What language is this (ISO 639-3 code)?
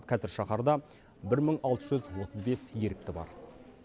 kaz